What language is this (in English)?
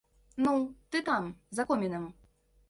Belarusian